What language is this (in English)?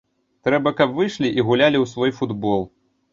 Belarusian